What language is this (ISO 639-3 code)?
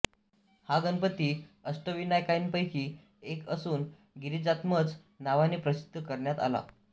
mar